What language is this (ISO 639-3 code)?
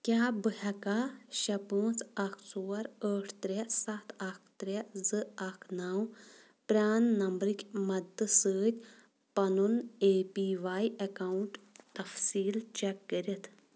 kas